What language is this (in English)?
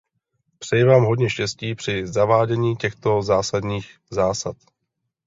Czech